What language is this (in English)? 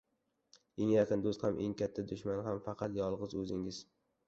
Uzbek